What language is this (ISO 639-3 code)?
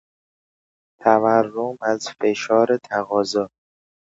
fas